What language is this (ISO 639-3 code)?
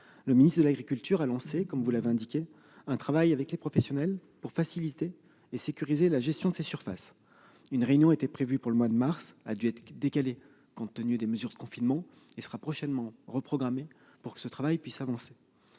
fra